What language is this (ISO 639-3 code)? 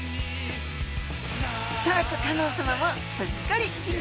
jpn